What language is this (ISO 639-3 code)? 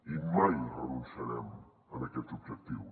cat